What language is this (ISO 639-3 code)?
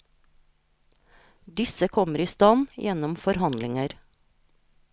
nor